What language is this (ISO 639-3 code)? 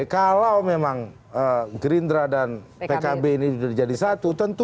ind